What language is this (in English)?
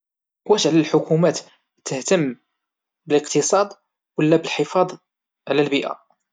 Moroccan Arabic